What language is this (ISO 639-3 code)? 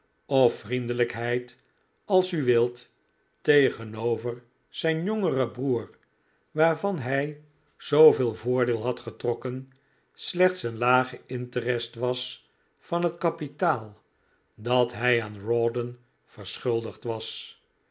nld